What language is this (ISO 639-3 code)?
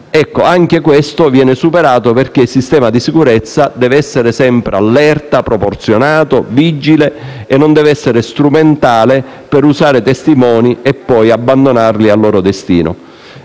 ita